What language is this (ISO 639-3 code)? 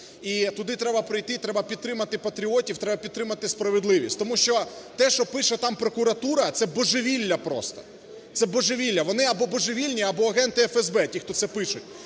ukr